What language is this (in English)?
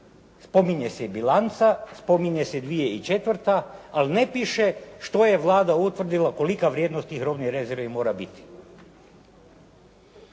Croatian